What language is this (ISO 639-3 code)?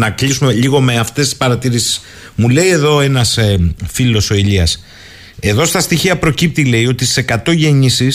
ell